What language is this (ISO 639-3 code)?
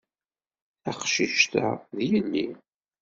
kab